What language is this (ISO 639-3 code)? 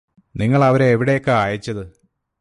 mal